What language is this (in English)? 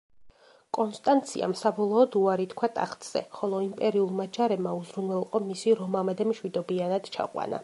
Georgian